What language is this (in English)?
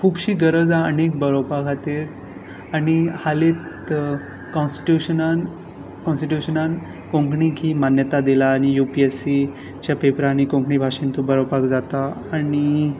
Konkani